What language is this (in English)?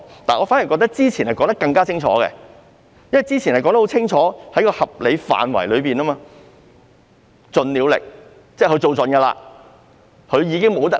Cantonese